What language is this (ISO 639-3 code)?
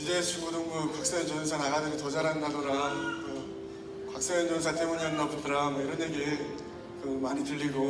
kor